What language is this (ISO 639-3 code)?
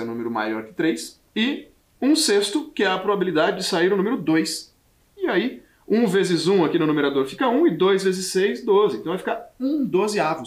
por